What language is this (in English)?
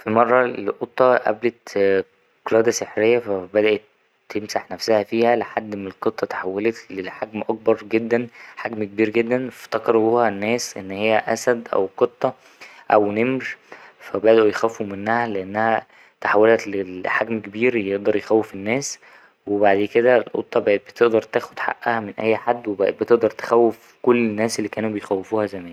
Egyptian Arabic